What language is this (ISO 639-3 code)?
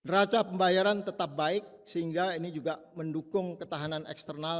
ind